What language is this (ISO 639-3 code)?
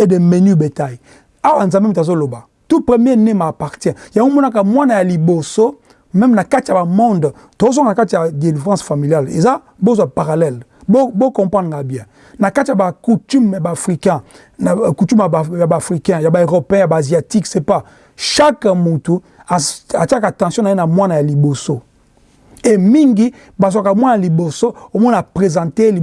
fra